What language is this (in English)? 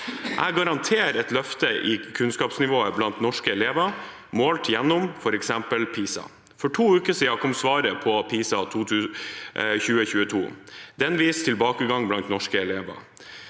Norwegian